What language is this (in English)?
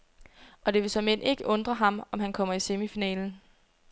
Danish